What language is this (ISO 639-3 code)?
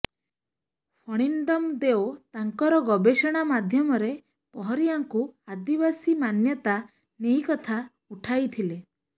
ori